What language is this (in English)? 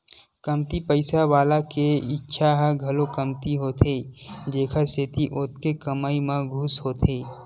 Chhattisgarhi